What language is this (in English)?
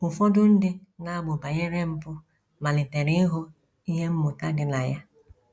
Igbo